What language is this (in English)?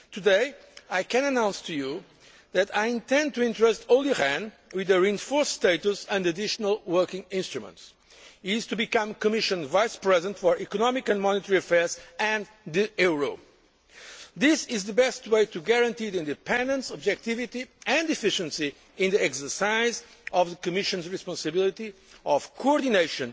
English